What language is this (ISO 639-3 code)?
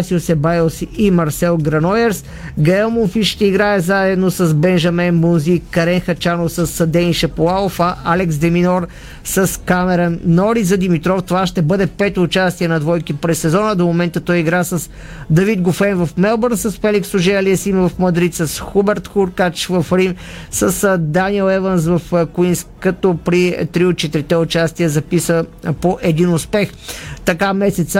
bul